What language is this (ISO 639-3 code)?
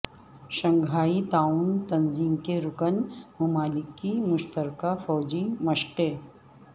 urd